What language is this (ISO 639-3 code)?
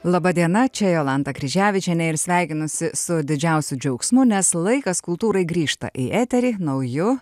lit